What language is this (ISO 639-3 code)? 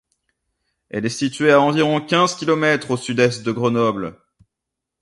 fra